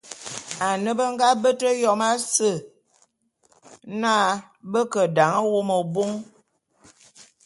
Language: Bulu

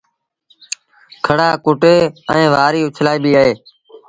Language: Sindhi Bhil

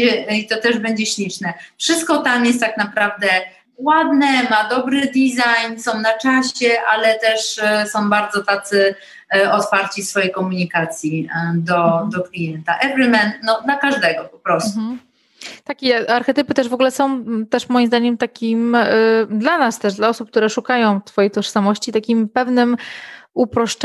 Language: Polish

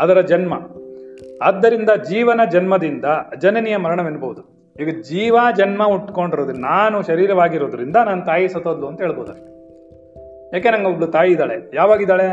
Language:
Kannada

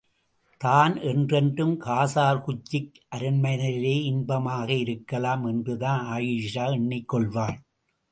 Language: Tamil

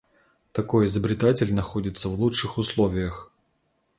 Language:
Russian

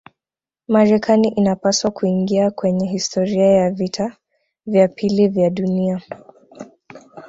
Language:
Swahili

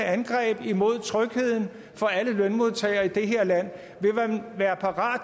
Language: Danish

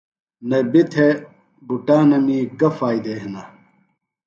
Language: Phalura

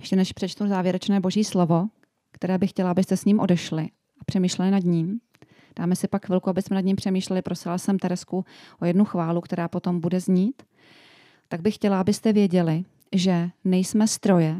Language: Czech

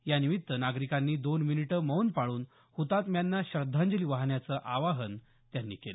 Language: Marathi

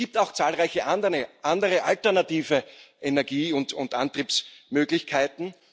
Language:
German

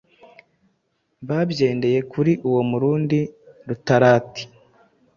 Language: Kinyarwanda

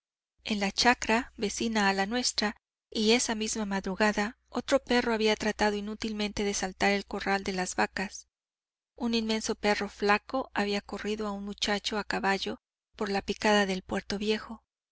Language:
Spanish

